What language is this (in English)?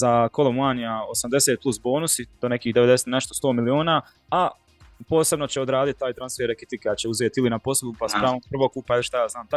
Croatian